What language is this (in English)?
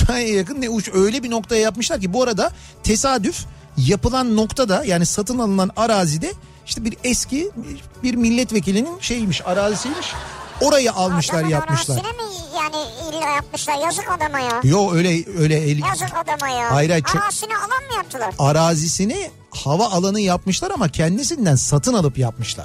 Turkish